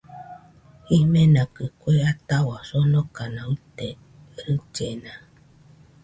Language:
Nüpode Huitoto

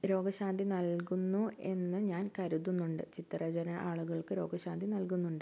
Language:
Malayalam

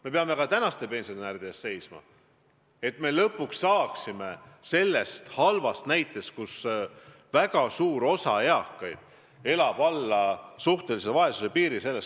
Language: Estonian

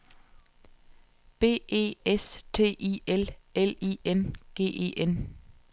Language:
Danish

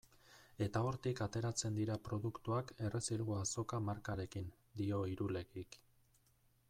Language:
Basque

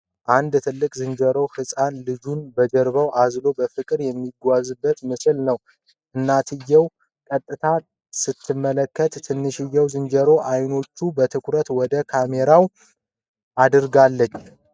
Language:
Amharic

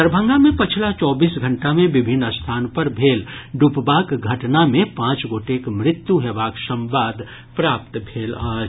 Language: Maithili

